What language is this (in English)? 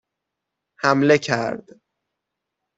Persian